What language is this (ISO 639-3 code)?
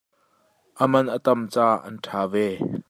cnh